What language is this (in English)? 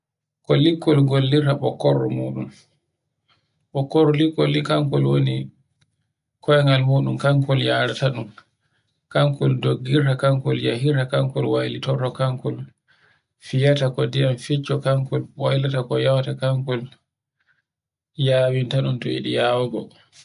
Borgu Fulfulde